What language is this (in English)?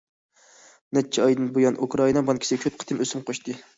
Uyghur